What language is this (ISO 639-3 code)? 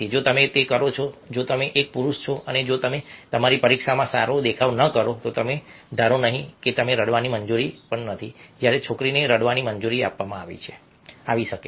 guj